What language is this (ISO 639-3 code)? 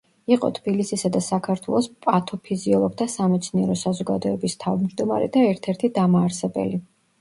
kat